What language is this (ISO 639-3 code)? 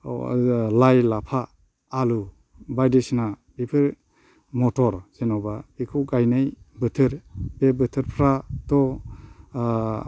brx